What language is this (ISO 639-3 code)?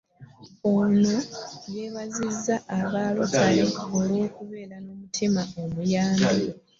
lug